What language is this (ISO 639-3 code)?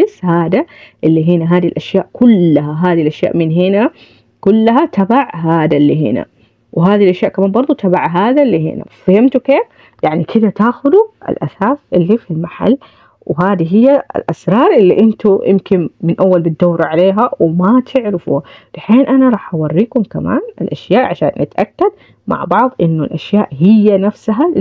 ara